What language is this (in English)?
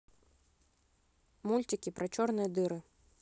Russian